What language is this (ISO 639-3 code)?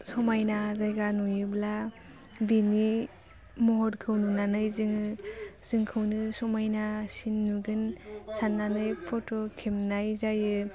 brx